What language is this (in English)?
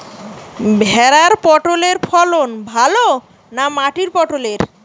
Bangla